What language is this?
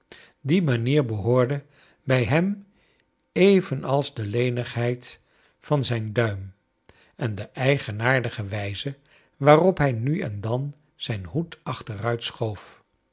Dutch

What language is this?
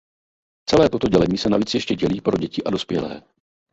Czech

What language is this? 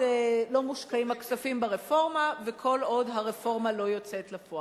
Hebrew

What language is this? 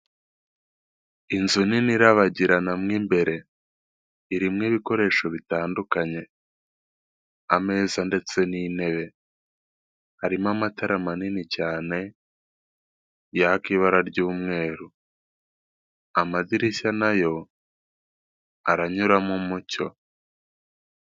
Kinyarwanda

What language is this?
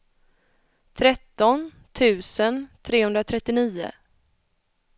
Swedish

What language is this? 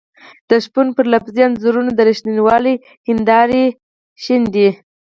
Pashto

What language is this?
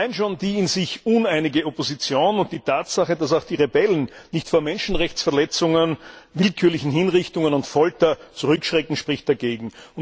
German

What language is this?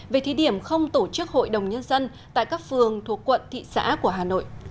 Vietnamese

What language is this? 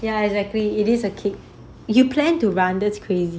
English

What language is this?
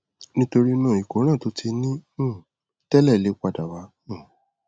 Yoruba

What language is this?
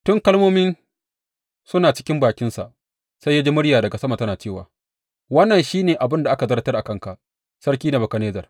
Hausa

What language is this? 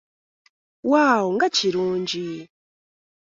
Ganda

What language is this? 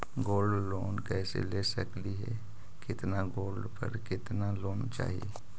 Magahi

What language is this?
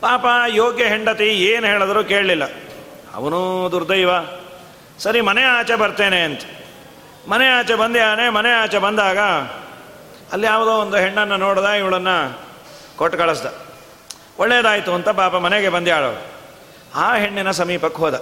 Kannada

